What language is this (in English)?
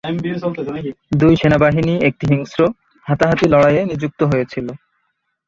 Bangla